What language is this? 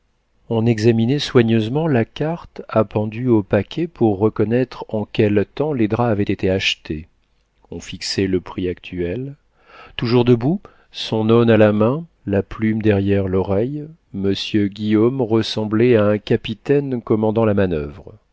French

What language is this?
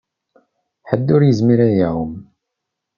Kabyle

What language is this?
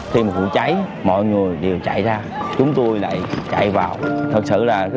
Vietnamese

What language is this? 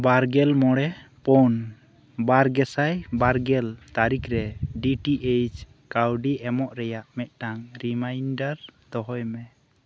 Santali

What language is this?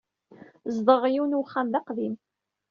Kabyle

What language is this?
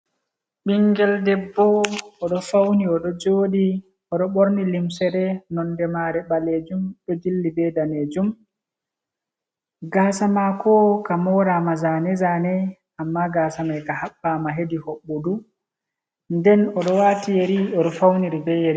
Fula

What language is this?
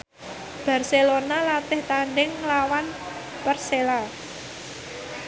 Javanese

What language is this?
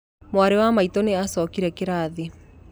Kikuyu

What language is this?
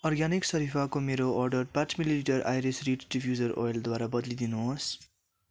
Nepali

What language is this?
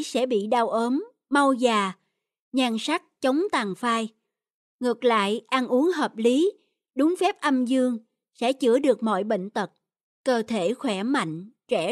Vietnamese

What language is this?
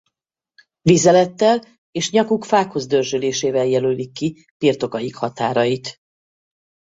Hungarian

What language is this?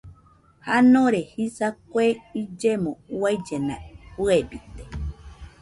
Nüpode Huitoto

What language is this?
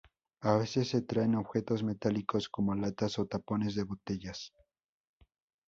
Spanish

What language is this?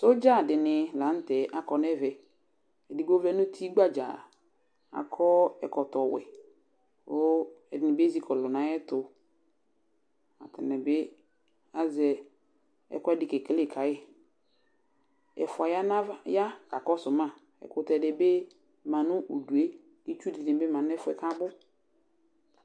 Ikposo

